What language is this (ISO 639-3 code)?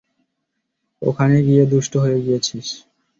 ben